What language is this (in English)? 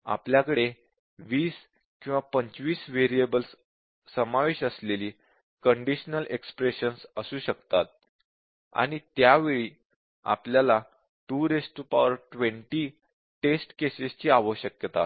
Marathi